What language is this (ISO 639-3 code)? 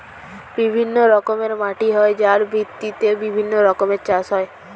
ben